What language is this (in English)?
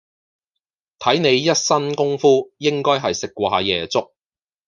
Cantonese